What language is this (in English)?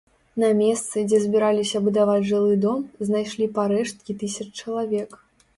Belarusian